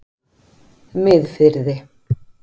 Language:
Icelandic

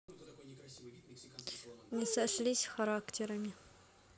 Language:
Russian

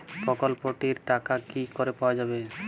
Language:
Bangla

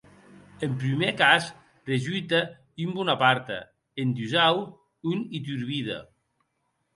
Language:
Occitan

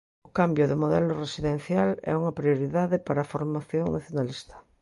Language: Galician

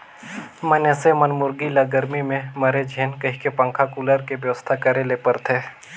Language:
Chhattisgarhi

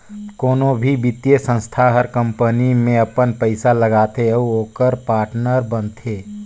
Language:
Chhattisgarhi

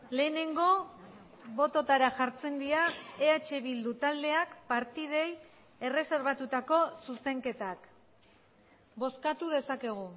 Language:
Basque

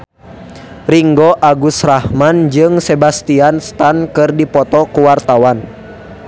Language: Sundanese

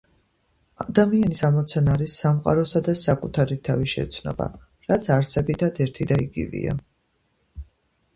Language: Georgian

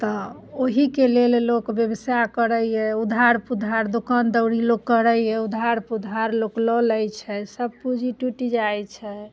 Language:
Maithili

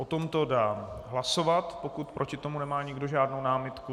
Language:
Czech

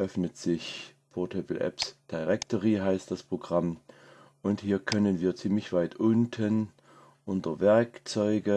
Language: German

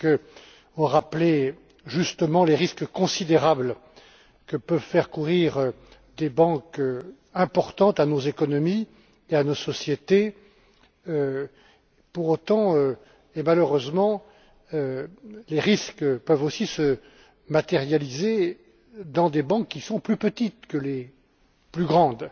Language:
French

